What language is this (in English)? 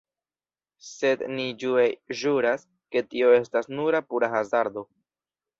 Esperanto